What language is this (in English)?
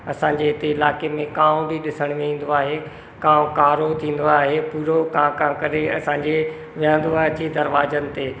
Sindhi